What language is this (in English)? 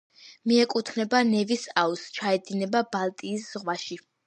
Georgian